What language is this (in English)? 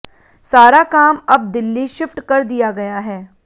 Hindi